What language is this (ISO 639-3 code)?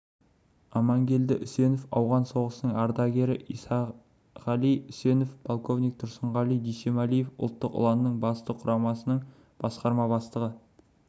kaz